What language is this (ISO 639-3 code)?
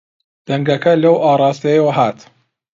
ckb